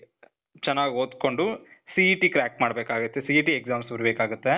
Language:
Kannada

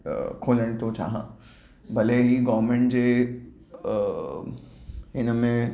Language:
Sindhi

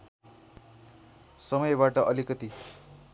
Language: Nepali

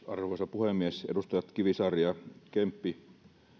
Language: Finnish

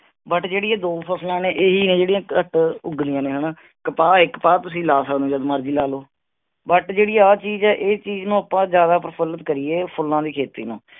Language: Punjabi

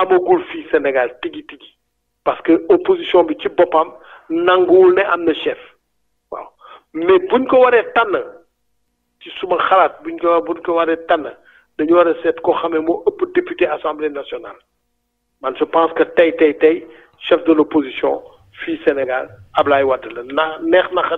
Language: French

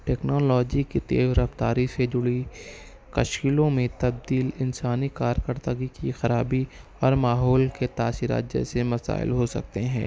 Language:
Urdu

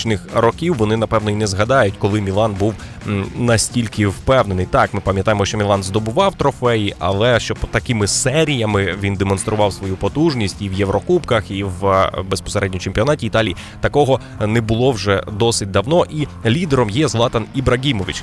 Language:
Ukrainian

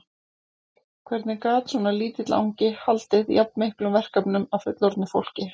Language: Icelandic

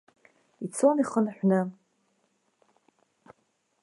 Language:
Abkhazian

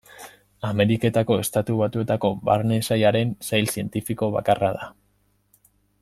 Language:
Basque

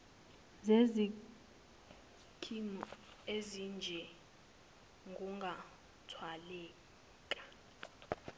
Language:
Zulu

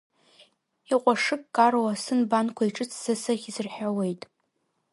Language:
Abkhazian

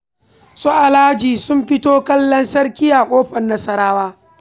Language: Hausa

